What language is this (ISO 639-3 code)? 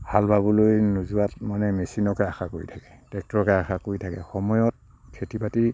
asm